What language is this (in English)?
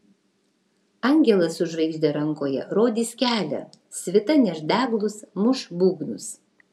Lithuanian